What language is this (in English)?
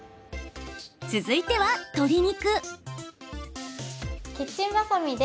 Japanese